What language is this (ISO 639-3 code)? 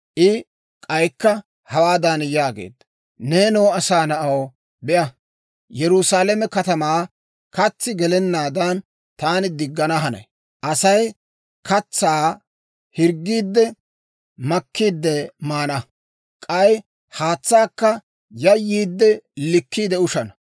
dwr